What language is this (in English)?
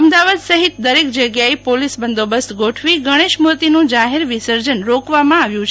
Gujarati